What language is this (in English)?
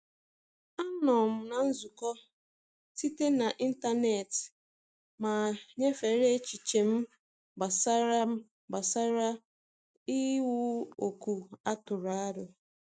Igbo